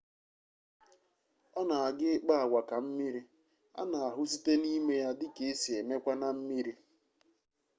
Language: Igbo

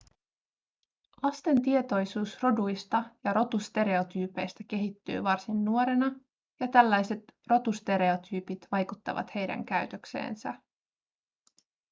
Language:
Finnish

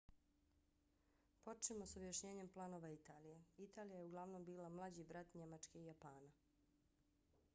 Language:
Bosnian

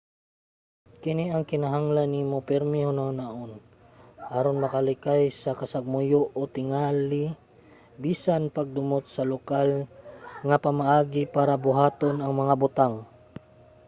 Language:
Cebuano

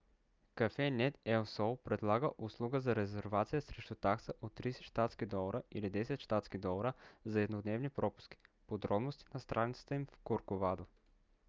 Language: Bulgarian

